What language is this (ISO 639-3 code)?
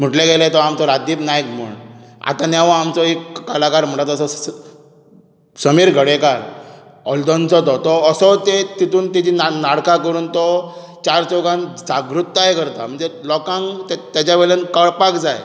kok